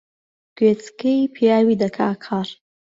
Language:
Central Kurdish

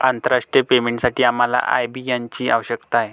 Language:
Marathi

